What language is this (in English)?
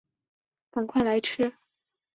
Chinese